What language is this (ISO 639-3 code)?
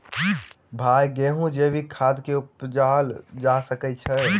mai